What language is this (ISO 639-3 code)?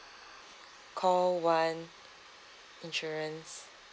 eng